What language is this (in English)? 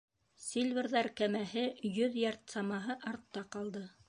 Bashkir